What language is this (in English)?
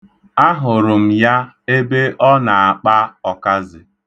Igbo